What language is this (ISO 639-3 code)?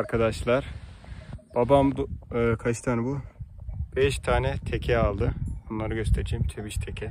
tur